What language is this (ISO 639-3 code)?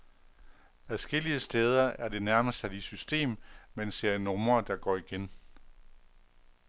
dan